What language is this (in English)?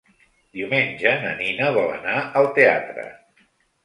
Catalan